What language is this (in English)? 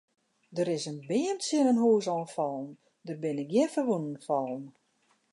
Western Frisian